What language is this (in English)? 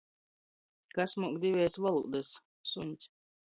Latgalian